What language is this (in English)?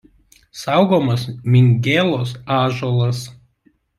Lithuanian